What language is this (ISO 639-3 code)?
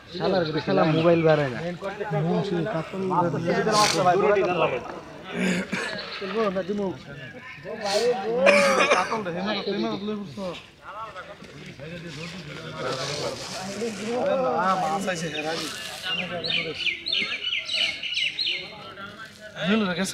ben